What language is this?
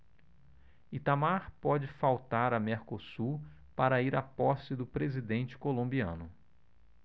Portuguese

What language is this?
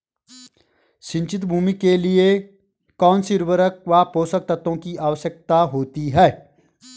Hindi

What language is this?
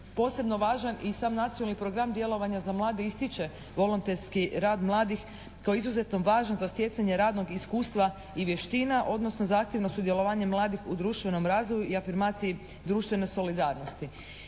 Croatian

